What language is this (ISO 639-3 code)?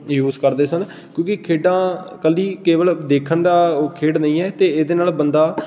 pan